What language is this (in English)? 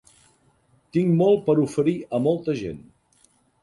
Catalan